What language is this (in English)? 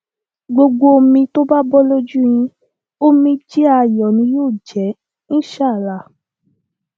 Yoruba